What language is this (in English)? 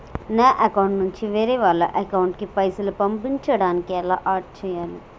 Telugu